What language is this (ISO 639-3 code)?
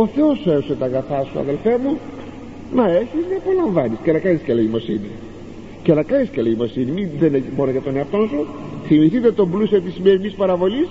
ell